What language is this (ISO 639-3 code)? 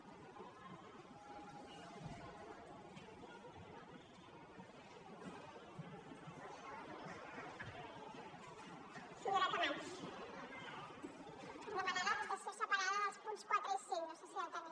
cat